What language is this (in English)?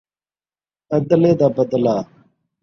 Saraiki